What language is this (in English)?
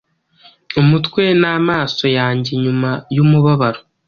Kinyarwanda